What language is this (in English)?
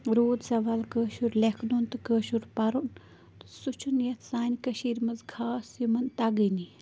Kashmiri